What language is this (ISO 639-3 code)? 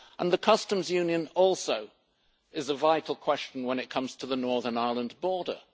eng